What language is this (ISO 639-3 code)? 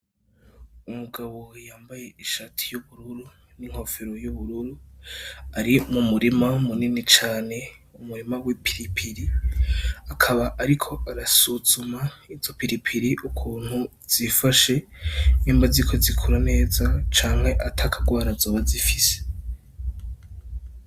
run